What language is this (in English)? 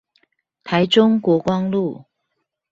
Chinese